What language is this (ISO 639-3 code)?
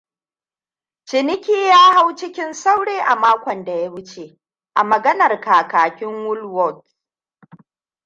hau